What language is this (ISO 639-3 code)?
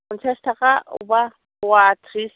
brx